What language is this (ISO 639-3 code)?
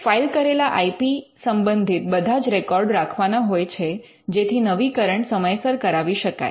guj